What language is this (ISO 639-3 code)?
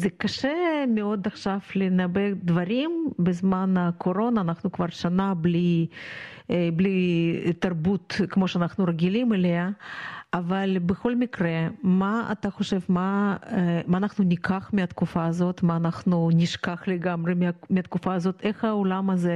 heb